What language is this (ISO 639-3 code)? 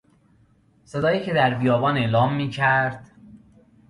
fas